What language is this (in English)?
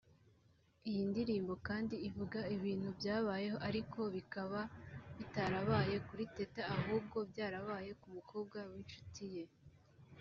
Kinyarwanda